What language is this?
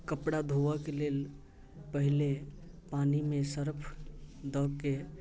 Maithili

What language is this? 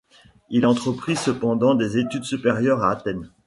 French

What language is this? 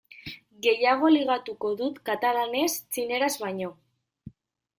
Basque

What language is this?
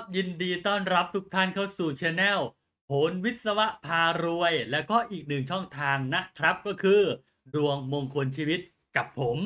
Thai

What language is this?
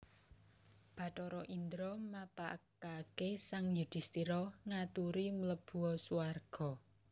Javanese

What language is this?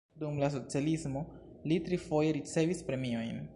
Esperanto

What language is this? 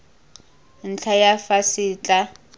Tswana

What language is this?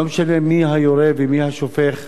Hebrew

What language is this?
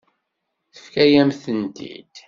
Kabyle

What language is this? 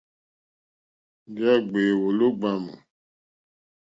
Mokpwe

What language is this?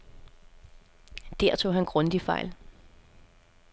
Danish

